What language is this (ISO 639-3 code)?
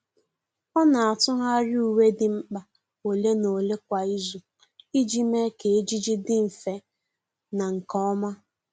ibo